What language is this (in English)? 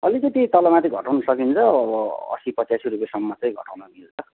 Nepali